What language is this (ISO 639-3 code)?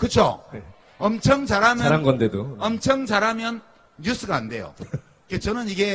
kor